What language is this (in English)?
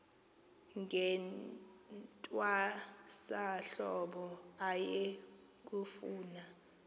Xhosa